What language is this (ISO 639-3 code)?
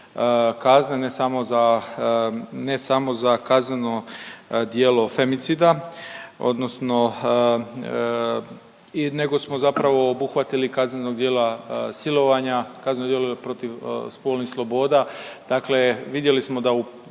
hrv